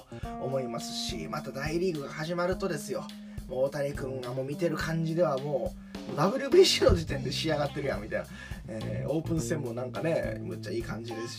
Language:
Japanese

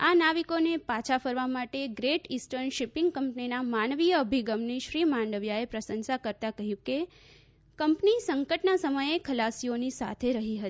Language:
Gujarati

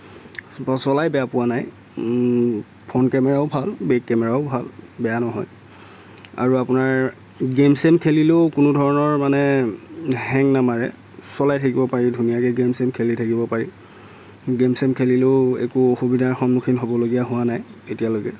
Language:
Assamese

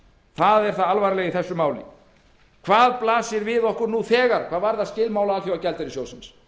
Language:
Icelandic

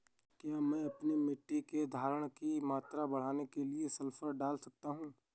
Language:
Hindi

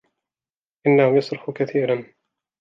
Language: Arabic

